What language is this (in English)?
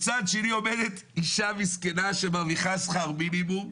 Hebrew